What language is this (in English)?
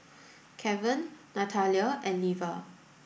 English